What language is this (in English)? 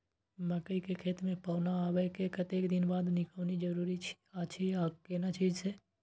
Maithili